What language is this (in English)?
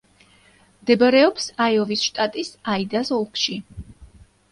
Georgian